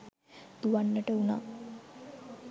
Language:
Sinhala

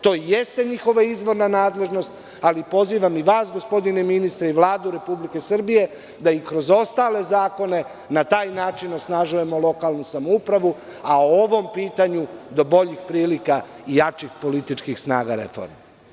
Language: Serbian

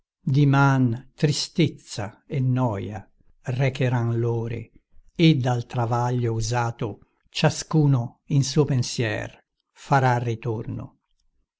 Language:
Italian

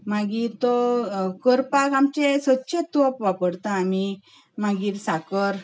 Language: Konkani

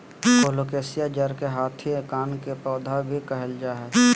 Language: Magahi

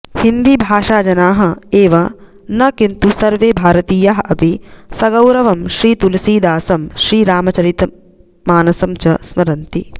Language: Sanskrit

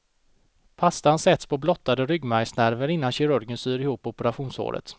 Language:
Swedish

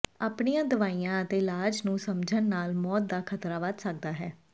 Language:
Punjabi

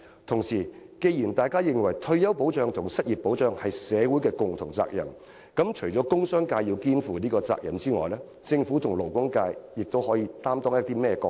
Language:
Cantonese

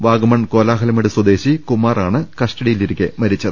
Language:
Malayalam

